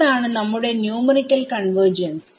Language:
Malayalam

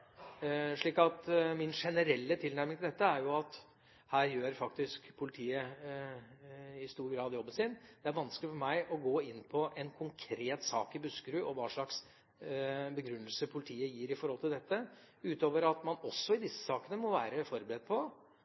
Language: Norwegian Bokmål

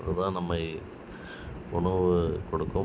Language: Tamil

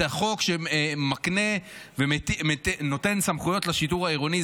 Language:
Hebrew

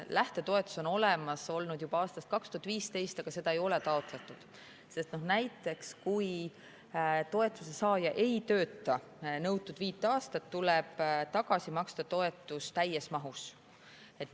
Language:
Estonian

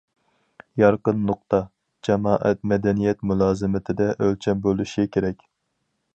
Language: Uyghur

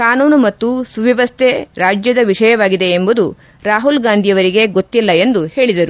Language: Kannada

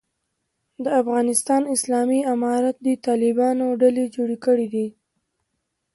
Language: Pashto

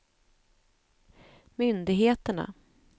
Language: Swedish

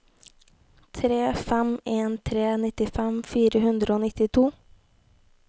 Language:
Norwegian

